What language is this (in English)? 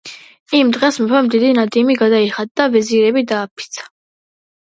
Georgian